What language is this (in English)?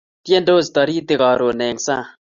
Kalenjin